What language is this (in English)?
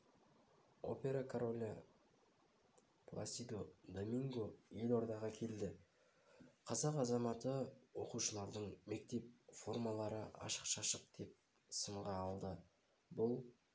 Kazakh